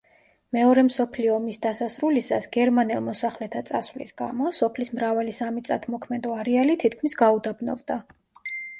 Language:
Georgian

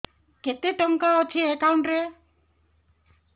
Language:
Odia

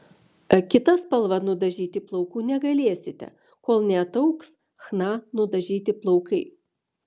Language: Lithuanian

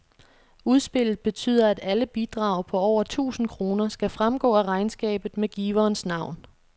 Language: Danish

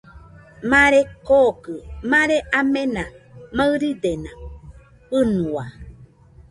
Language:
Nüpode Huitoto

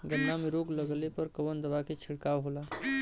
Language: Bhojpuri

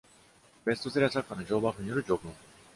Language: Japanese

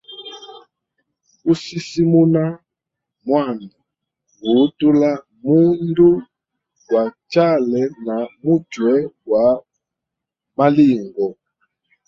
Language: Hemba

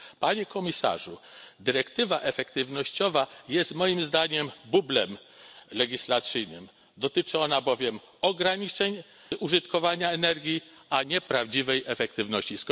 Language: Polish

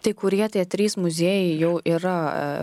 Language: Lithuanian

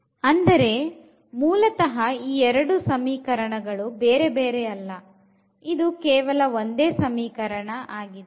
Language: Kannada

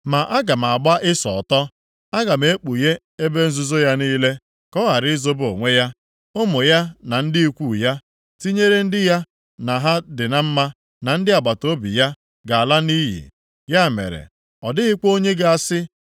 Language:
Igbo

